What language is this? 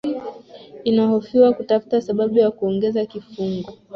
Swahili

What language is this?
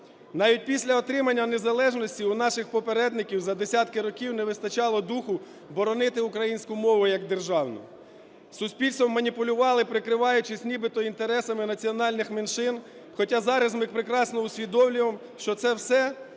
Ukrainian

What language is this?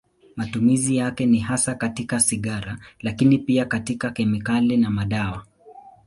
Swahili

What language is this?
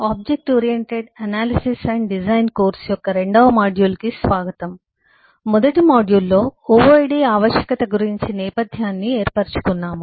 Telugu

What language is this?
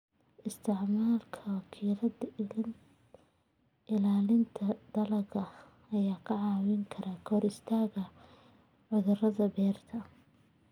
Somali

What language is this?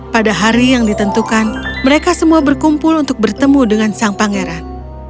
Indonesian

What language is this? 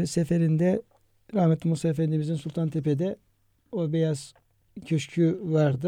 Turkish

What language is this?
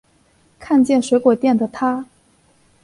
Chinese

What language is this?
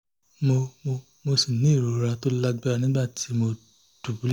Yoruba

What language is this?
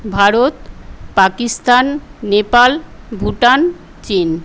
Bangla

